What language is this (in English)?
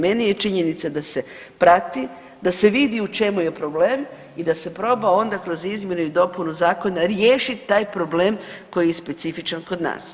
Croatian